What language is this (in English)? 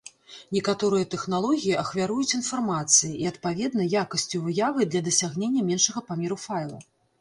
Belarusian